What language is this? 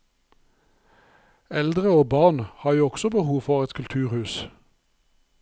Norwegian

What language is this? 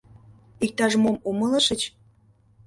Mari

